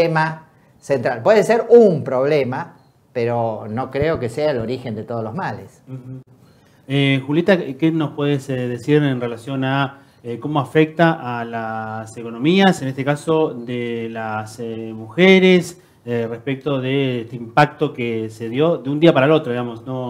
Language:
Spanish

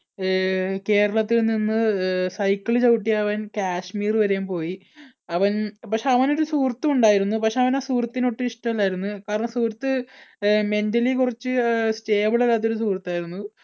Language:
Malayalam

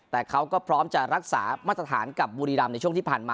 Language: Thai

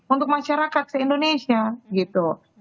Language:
Indonesian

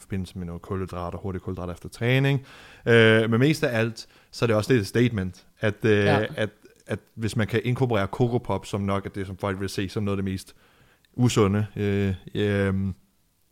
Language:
Danish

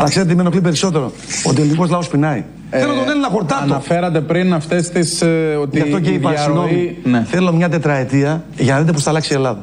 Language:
Greek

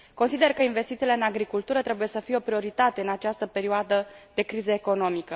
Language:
Romanian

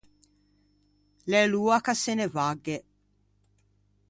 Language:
Ligurian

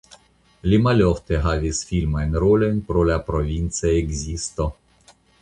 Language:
Esperanto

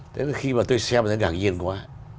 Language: Vietnamese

